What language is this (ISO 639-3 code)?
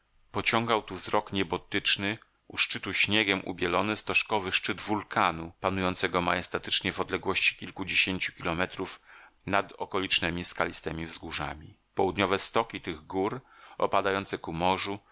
pol